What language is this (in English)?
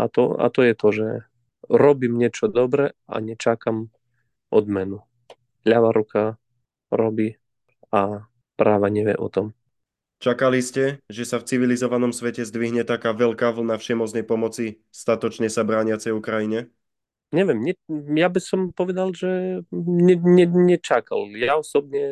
Slovak